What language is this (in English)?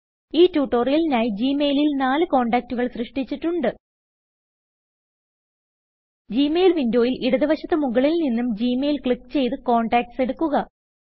Malayalam